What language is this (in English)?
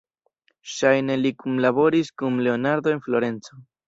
Esperanto